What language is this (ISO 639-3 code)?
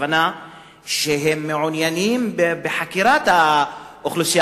heb